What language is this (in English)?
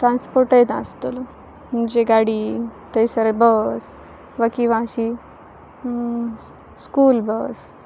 Konkani